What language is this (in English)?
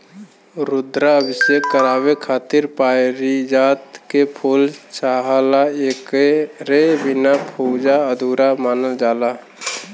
Bhojpuri